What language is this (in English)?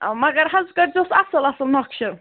Kashmiri